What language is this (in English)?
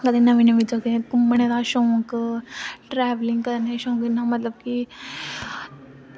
Dogri